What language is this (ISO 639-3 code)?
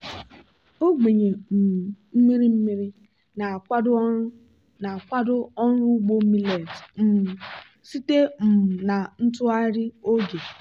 ibo